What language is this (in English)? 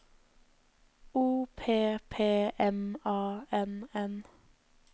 Norwegian